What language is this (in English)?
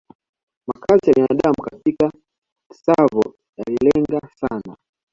Swahili